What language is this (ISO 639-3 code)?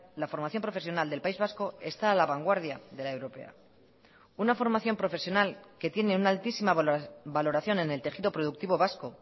spa